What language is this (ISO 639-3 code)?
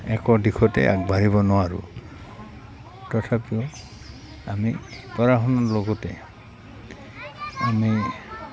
asm